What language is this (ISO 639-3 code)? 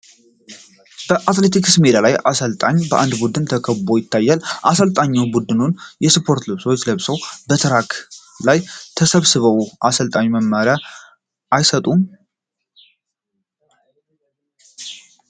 amh